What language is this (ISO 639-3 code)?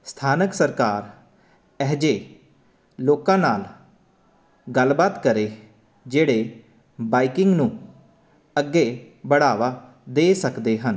pan